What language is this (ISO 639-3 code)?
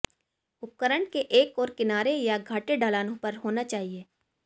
hin